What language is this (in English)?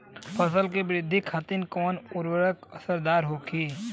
Bhojpuri